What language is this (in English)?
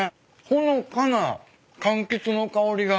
Japanese